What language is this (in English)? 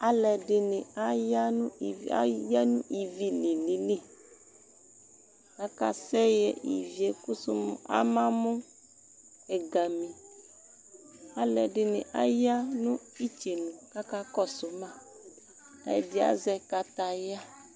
Ikposo